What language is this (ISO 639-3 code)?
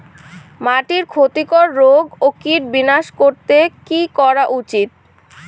ben